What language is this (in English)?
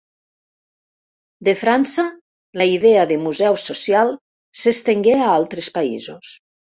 Catalan